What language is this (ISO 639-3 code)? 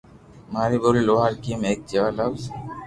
lrk